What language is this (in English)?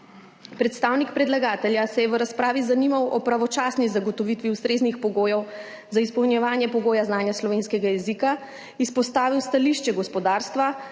Slovenian